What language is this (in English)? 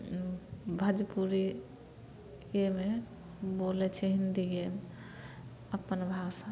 Maithili